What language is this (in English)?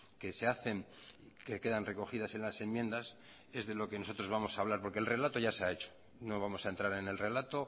Spanish